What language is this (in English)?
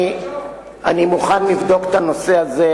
Hebrew